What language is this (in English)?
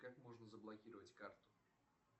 Russian